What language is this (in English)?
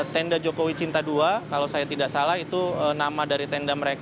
Indonesian